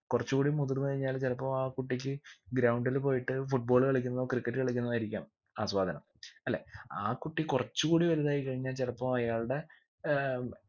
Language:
Malayalam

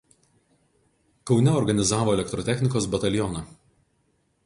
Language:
Lithuanian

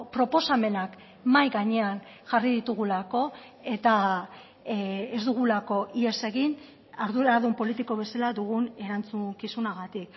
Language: Basque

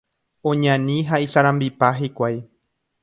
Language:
Guarani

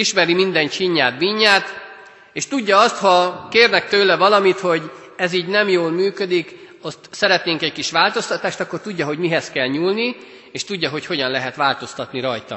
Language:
Hungarian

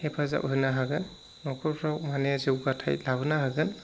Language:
Bodo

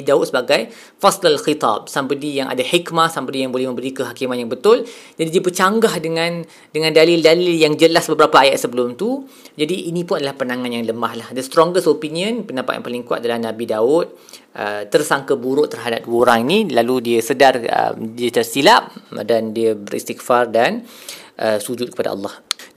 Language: Malay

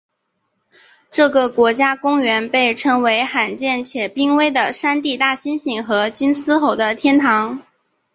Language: Chinese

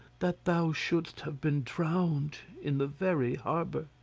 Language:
English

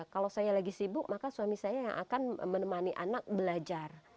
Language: Indonesian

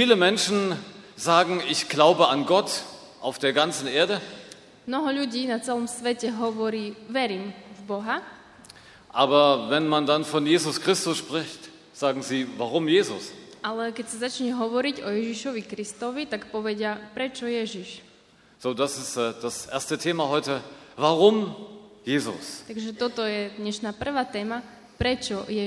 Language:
Slovak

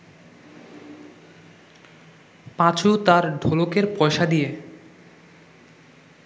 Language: Bangla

